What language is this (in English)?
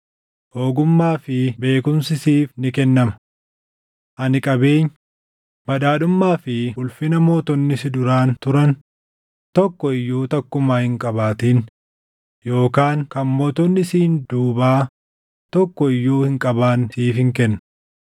Oromo